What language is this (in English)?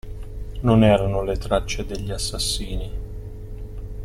Italian